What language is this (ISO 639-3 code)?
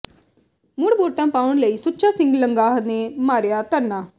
pan